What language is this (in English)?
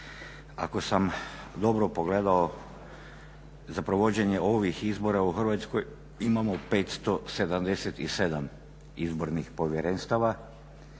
Croatian